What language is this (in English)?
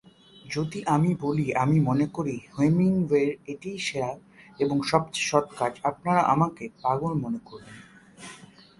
Bangla